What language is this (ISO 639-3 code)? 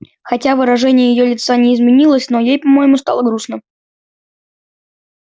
rus